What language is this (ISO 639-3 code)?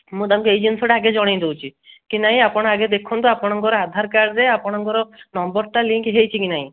ori